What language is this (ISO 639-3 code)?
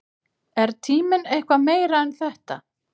isl